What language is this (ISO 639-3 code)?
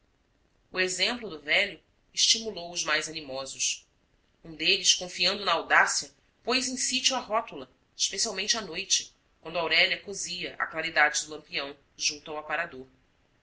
por